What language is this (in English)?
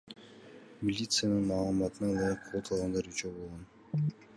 Kyrgyz